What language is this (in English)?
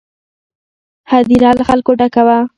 Pashto